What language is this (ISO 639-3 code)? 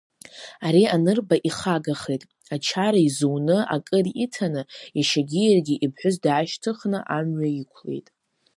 abk